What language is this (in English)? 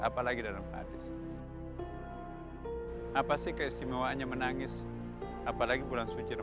Indonesian